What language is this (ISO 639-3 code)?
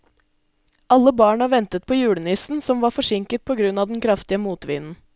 nor